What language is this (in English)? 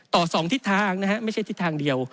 Thai